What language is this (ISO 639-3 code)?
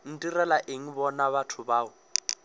nso